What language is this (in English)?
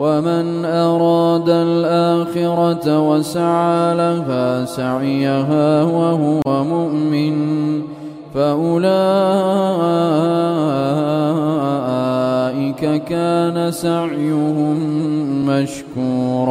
Arabic